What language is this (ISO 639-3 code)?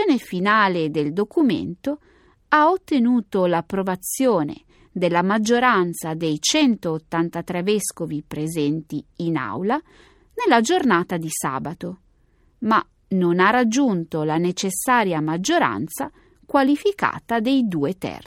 ita